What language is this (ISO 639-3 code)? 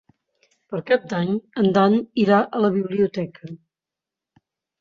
cat